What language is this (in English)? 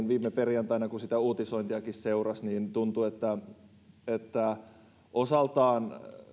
Finnish